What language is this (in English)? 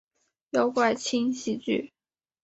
Chinese